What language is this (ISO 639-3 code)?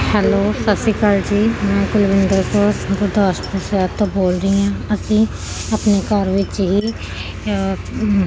pan